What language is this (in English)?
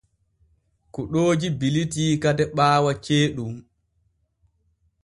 Borgu Fulfulde